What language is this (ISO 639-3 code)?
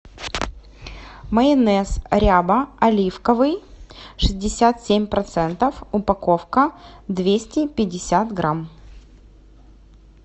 rus